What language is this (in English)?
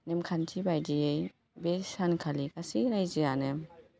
Bodo